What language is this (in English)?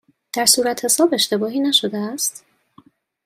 Persian